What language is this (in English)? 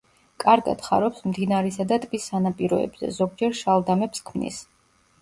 Georgian